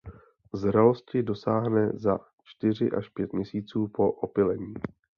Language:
Czech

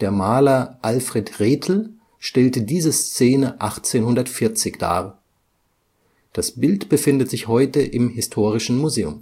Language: German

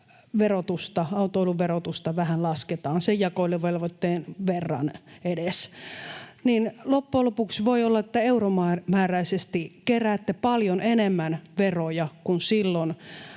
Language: Finnish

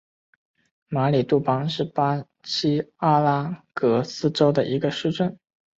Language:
Chinese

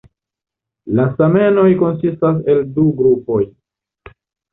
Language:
Esperanto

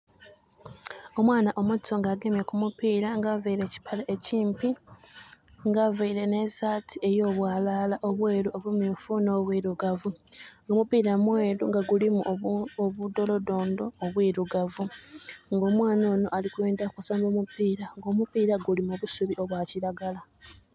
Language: Soga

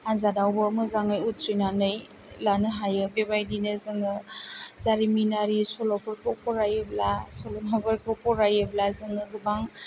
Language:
Bodo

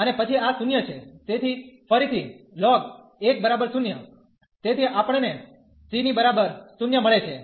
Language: Gujarati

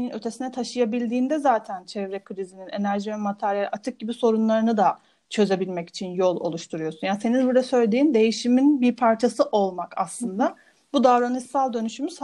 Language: Turkish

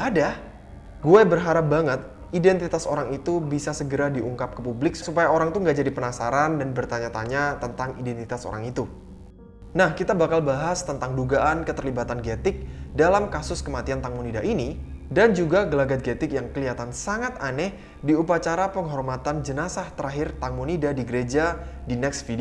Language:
Indonesian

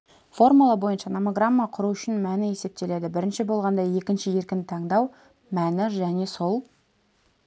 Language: Kazakh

